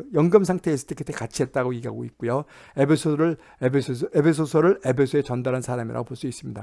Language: Korean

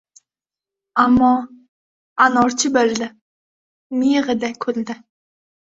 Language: Uzbek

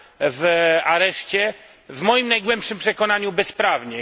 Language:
Polish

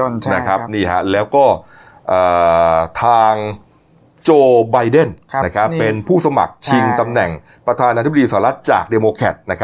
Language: Thai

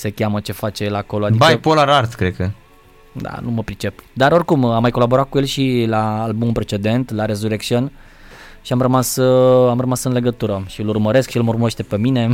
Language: Romanian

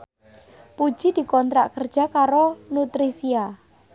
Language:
Javanese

